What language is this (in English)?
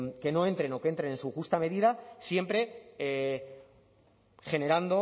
Spanish